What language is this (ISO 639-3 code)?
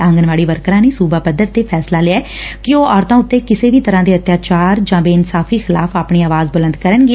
pan